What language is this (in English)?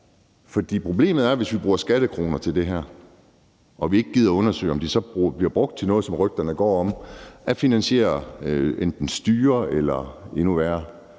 Danish